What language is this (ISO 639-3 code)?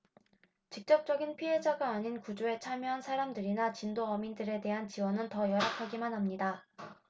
kor